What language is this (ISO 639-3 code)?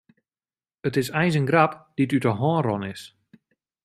fry